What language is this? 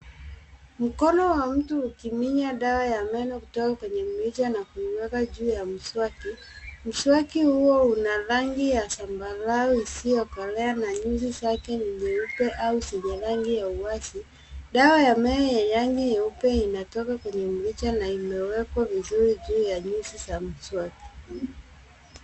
Swahili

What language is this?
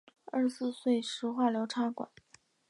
Chinese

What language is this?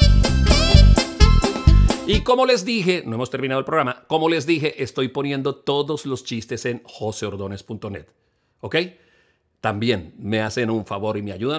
Spanish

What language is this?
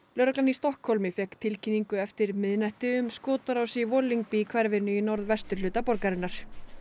Icelandic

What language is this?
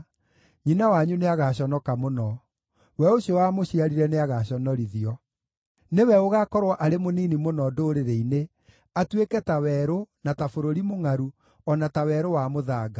Kikuyu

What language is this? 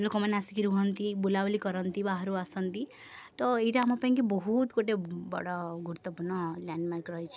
Odia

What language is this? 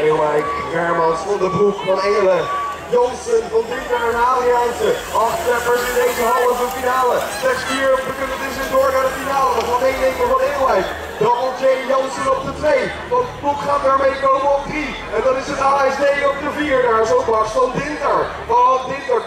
Dutch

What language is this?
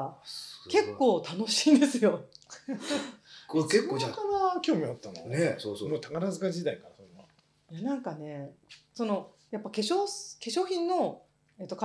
Japanese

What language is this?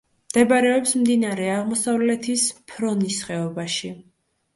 Georgian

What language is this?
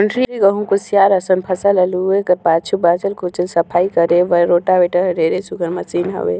Chhattisgarhi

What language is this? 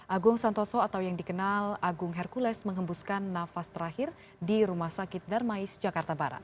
Indonesian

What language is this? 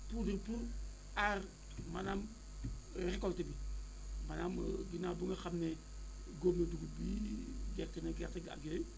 Wolof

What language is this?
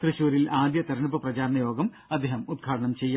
Malayalam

